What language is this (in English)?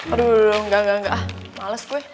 Indonesian